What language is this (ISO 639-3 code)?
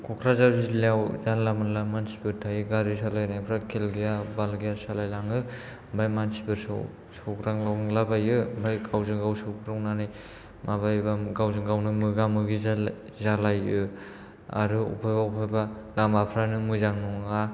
brx